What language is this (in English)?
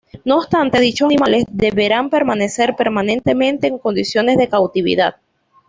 Spanish